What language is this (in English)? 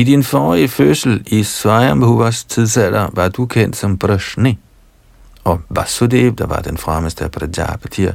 Danish